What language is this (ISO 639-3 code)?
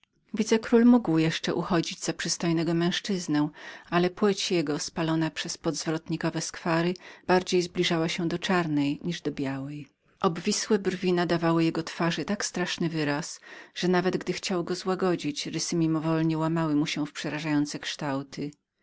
pol